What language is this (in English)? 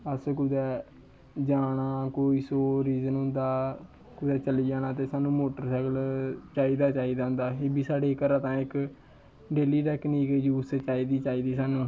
Dogri